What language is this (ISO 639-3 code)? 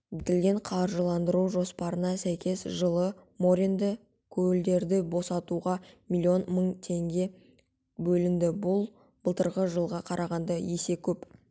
kaz